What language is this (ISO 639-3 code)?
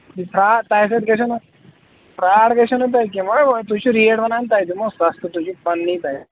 kas